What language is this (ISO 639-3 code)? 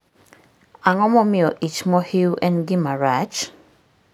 luo